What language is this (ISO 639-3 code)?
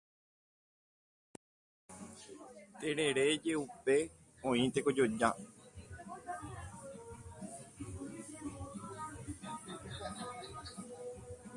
grn